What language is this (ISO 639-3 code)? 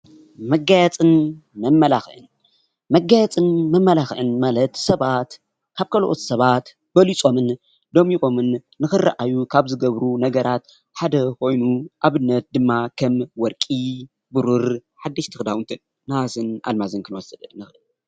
tir